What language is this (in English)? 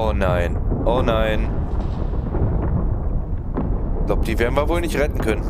German